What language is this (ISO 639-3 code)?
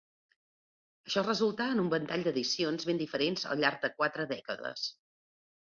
cat